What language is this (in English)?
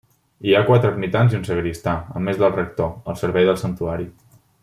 Catalan